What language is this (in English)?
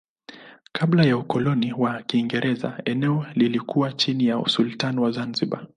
Swahili